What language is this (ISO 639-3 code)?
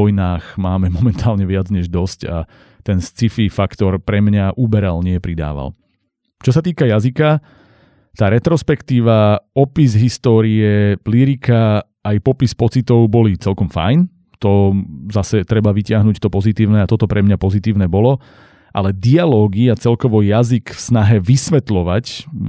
slk